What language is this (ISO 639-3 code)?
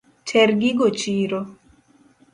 luo